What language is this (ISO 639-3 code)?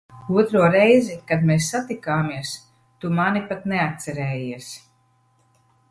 lav